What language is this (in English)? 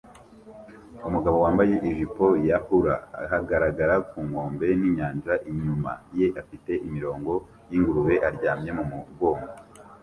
Kinyarwanda